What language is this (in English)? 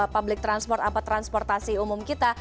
Indonesian